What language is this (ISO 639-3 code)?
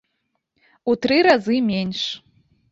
bel